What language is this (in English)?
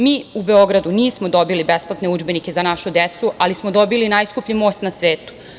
Serbian